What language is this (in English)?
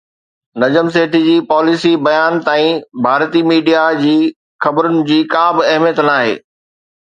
Sindhi